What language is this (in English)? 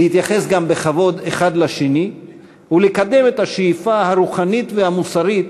Hebrew